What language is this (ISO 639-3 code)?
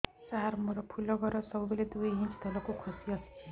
ori